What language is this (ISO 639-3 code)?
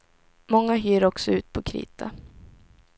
swe